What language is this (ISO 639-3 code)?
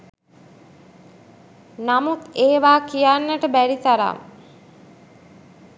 sin